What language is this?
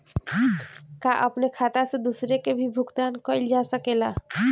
Bhojpuri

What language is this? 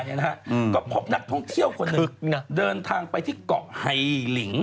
Thai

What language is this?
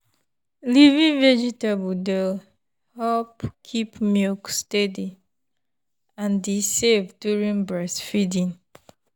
Nigerian Pidgin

